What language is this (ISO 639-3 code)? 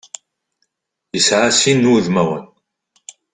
kab